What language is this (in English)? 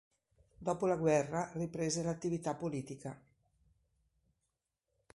Italian